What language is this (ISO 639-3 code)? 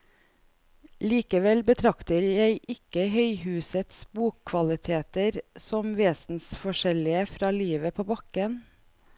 nor